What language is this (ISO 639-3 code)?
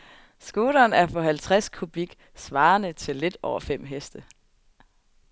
dan